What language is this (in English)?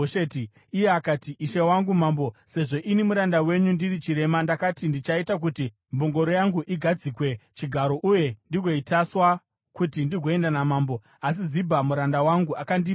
Shona